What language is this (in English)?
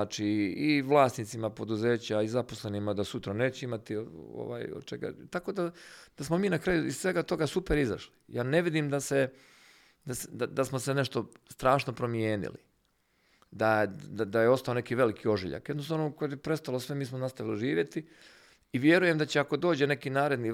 Croatian